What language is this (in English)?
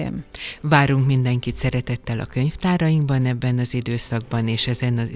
Hungarian